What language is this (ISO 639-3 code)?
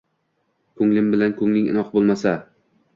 uzb